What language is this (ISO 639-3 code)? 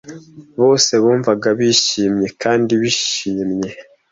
kin